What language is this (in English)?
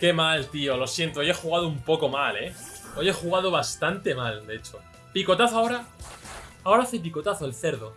Spanish